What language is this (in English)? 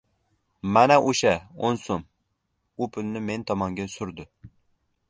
Uzbek